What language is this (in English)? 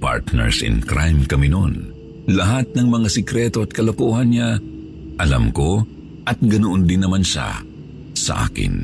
Filipino